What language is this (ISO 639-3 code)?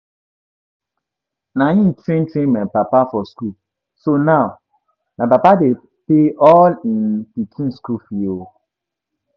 pcm